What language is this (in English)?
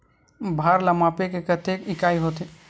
Chhattisgarhi